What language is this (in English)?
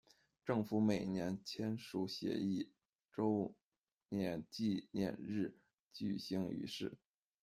Chinese